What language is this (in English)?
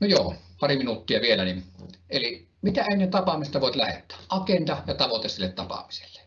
Finnish